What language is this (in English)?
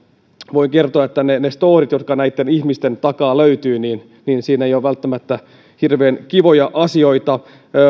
Finnish